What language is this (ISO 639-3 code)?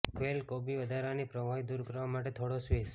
guj